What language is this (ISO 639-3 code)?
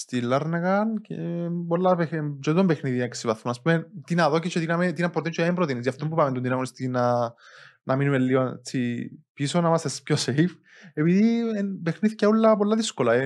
ell